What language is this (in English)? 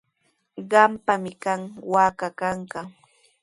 Sihuas Ancash Quechua